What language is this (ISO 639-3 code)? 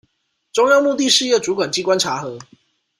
zho